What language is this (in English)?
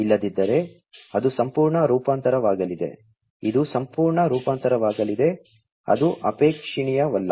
Kannada